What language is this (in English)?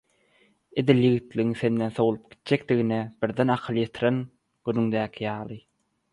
Turkmen